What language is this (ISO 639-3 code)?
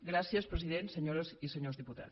cat